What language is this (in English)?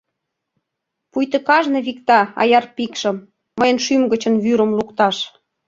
Mari